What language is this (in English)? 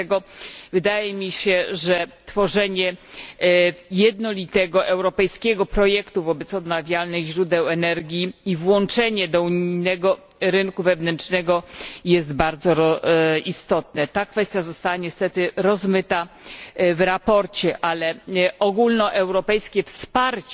Polish